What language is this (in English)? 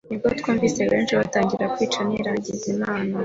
Kinyarwanda